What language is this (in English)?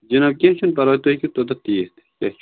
Kashmiri